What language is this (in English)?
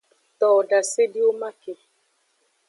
Aja (Benin)